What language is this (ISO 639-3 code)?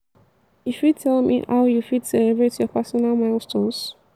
pcm